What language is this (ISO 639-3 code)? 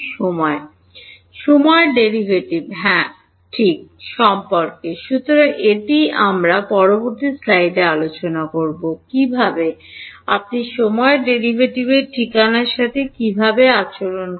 ben